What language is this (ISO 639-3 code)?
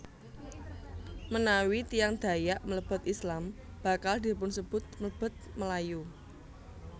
jav